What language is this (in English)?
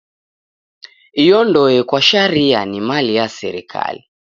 Taita